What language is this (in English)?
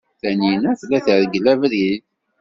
Kabyle